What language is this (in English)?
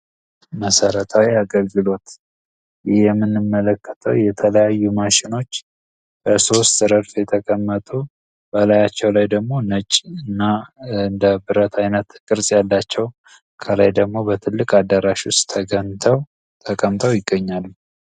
Amharic